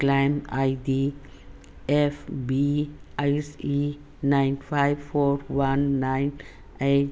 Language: Manipuri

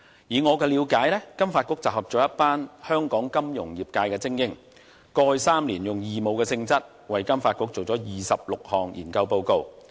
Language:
Cantonese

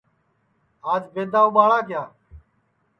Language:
Sansi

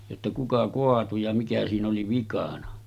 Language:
Finnish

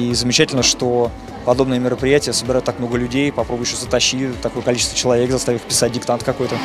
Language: Russian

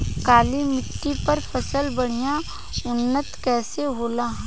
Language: Bhojpuri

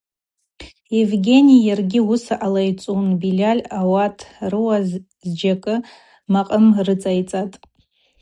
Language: Abaza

